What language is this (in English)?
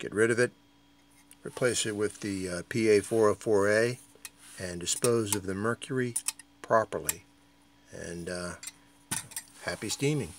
English